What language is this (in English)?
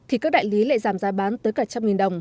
Vietnamese